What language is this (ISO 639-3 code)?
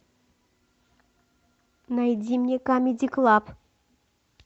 rus